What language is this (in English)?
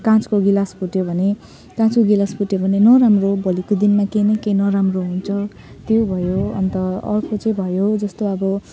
Nepali